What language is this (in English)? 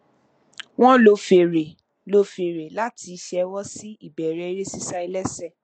Yoruba